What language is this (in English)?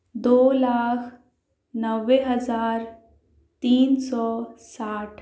Urdu